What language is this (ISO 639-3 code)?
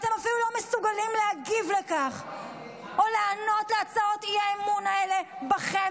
heb